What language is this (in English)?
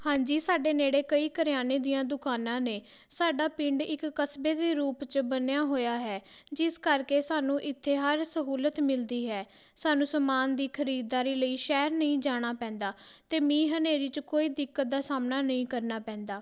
Punjabi